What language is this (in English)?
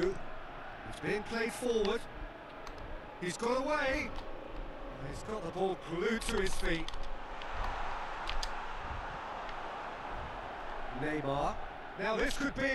Indonesian